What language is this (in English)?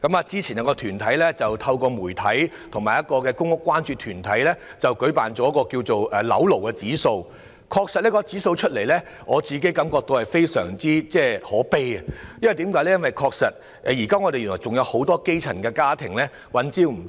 Cantonese